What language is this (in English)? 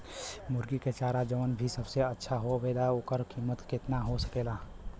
Bhojpuri